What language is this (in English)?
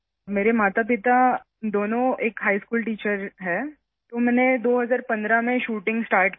Urdu